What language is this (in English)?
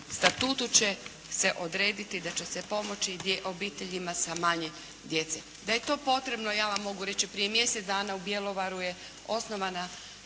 Croatian